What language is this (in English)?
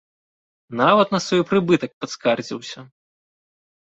Belarusian